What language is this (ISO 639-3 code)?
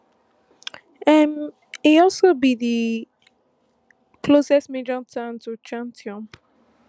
pcm